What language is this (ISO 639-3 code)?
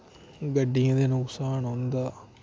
doi